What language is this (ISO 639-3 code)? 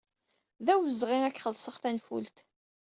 kab